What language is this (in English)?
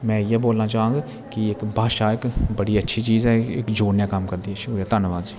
Dogri